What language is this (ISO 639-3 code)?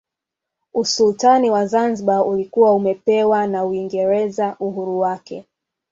swa